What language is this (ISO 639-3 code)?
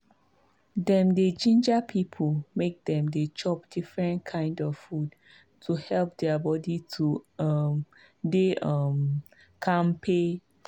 pcm